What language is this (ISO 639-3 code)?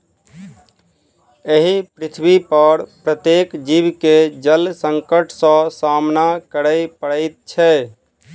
mai